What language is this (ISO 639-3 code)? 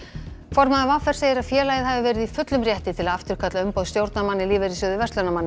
isl